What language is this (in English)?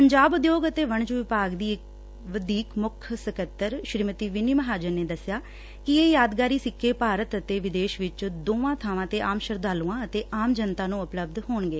Punjabi